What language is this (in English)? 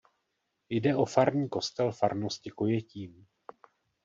Czech